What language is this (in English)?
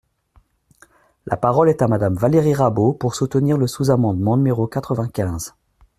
French